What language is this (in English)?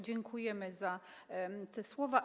Polish